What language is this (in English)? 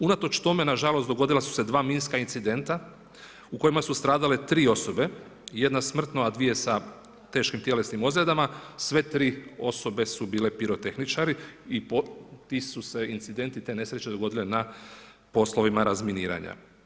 Croatian